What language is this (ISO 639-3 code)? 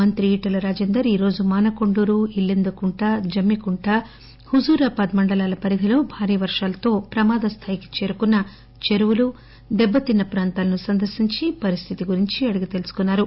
tel